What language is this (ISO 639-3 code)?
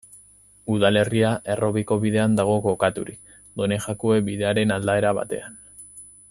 eus